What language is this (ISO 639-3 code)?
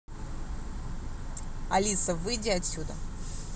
rus